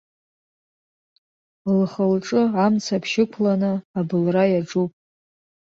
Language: Abkhazian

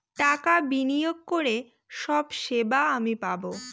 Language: Bangla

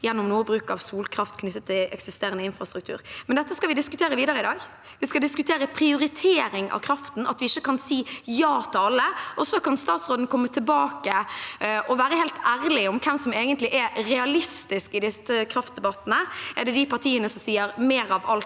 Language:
Norwegian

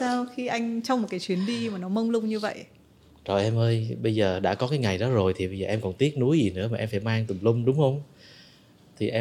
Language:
Vietnamese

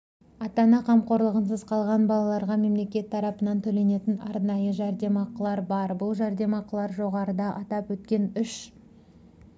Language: Kazakh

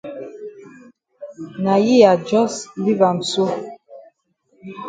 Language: Cameroon Pidgin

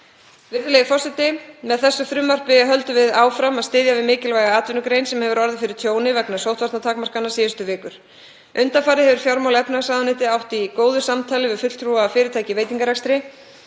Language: Icelandic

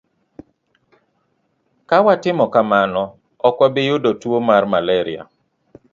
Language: Luo (Kenya and Tanzania)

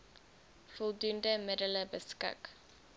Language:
Afrikaans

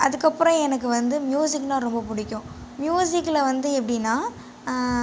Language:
Tamil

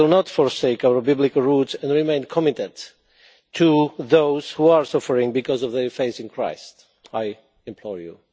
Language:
English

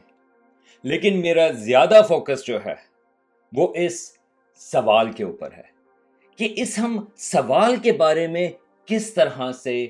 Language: Urdu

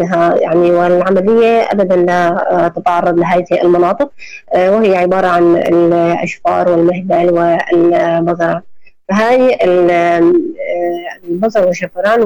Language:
Arabic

